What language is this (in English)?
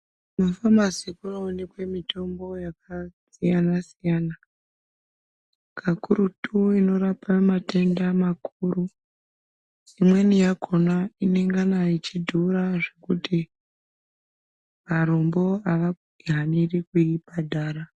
Ndau